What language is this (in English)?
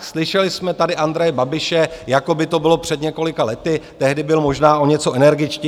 Czech